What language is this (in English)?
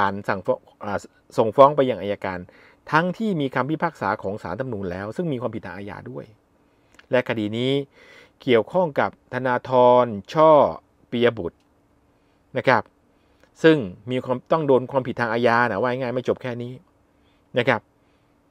Thai